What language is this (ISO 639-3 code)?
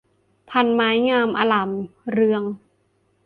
tha